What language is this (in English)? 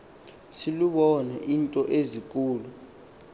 Xhosa